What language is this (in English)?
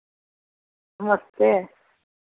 Dogri